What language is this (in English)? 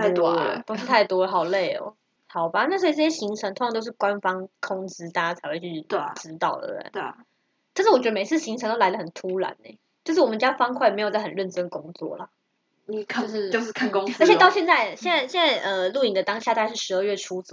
Chinese